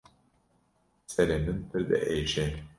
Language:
Kurdish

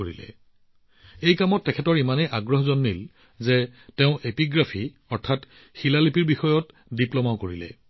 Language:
Assamese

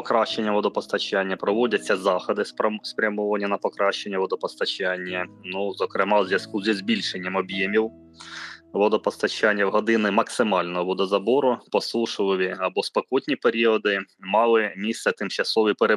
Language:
Ukrainian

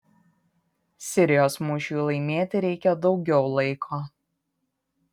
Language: Lithuanian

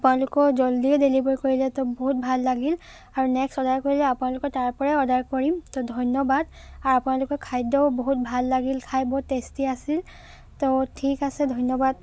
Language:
Assamese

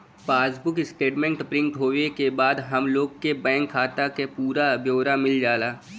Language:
Bhojpuri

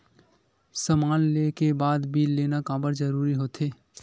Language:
Chhattisgarhi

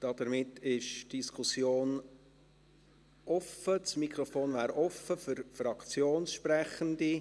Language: Swiss German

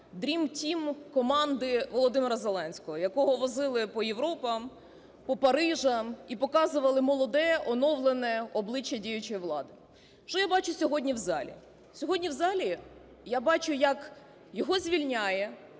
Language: Ukrainian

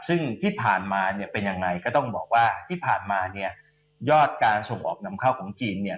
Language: Thai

